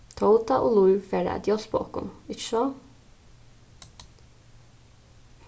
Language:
Faroese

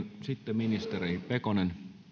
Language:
Finnish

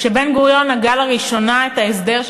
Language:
Hebrew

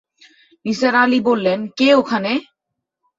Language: Bangla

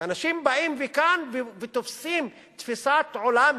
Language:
Hebrew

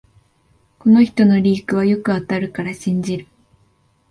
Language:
Japanese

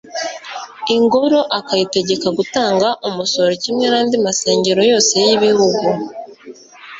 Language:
Kinyarwanda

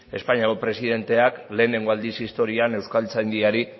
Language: Basque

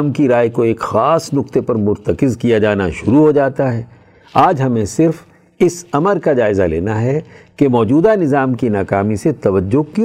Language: Urdu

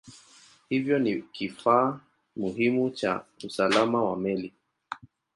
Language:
Swahili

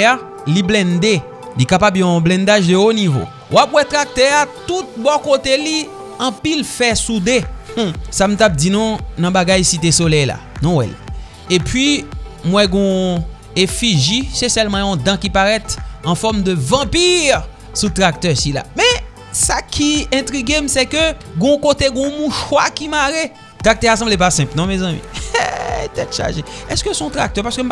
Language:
French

